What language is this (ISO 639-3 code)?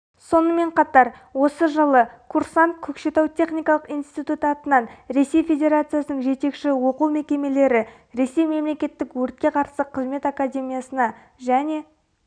kaz